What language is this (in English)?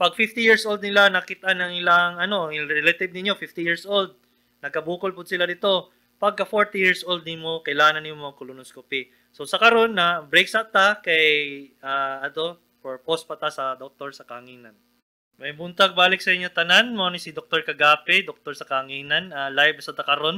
Filipino